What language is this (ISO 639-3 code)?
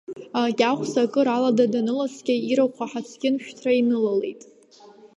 abk